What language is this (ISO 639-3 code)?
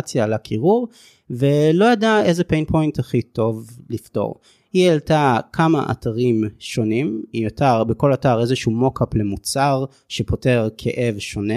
heb